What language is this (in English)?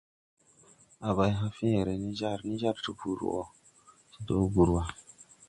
Tupuri